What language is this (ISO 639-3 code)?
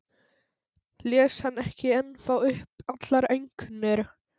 isl